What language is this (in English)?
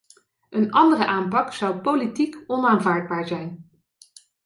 Dutch